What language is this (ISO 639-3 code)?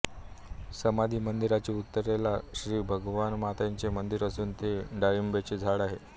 mar